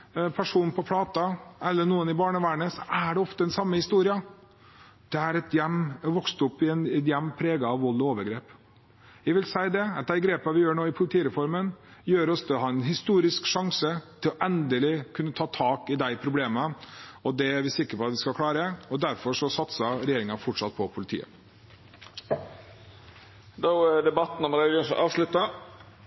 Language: Norwegian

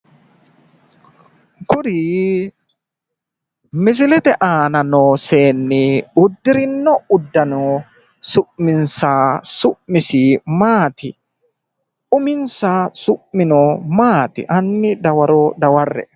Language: Sidamo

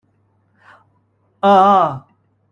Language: Cantonese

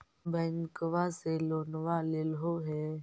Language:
Magahi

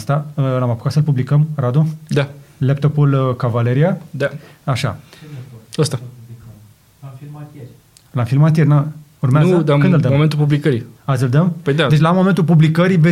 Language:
Romanian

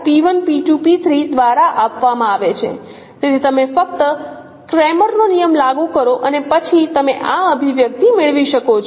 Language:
Gujarati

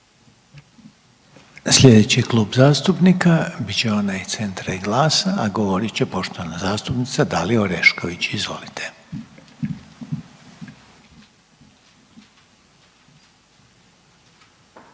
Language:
Croatian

